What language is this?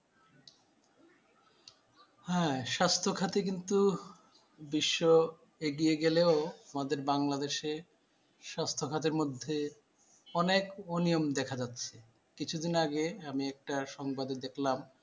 Bangla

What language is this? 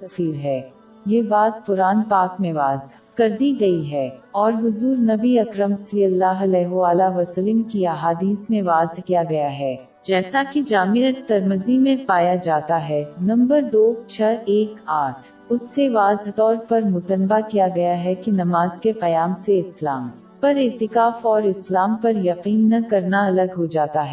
Urdu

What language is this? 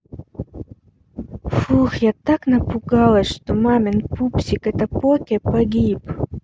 Russian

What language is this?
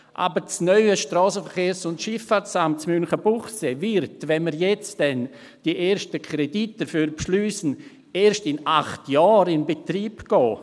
Swiss German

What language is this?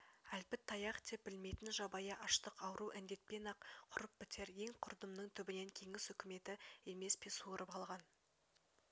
Kazakh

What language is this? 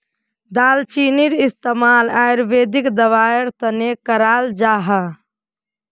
Magahi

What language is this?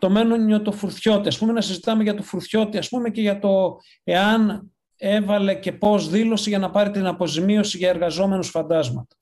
Greek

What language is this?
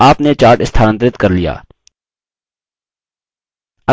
Hindi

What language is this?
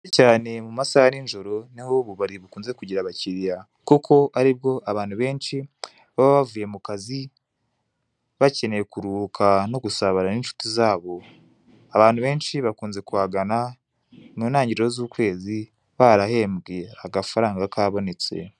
Kinyarwanda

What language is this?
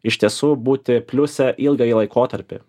Lithuanian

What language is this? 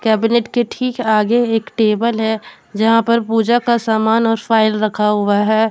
Hindi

